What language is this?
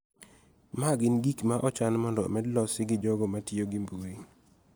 Luo (Kenya and Tanzania)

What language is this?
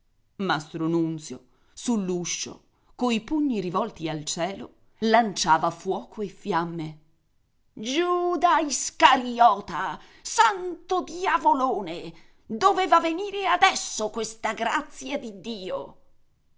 Italian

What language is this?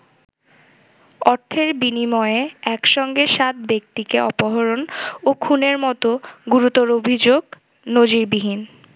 Bangla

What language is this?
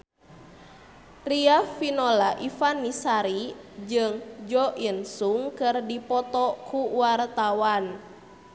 Sundanese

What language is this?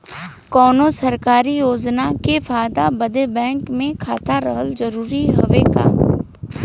Bhojpuri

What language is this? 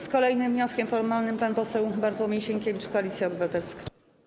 Polish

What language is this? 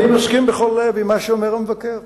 Hebrew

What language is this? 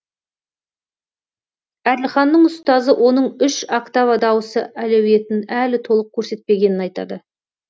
Kazakh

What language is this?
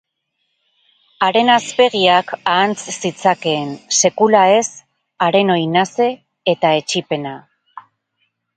Basque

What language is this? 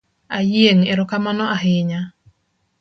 Luo (Kenya and Tanzania)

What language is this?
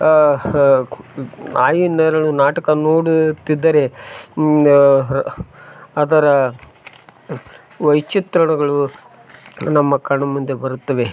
Kannada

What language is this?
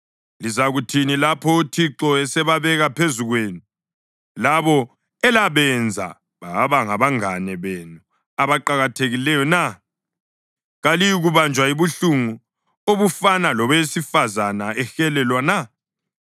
North Ndebele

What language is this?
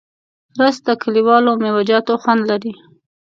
Pashto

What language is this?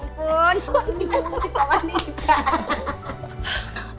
Indonesian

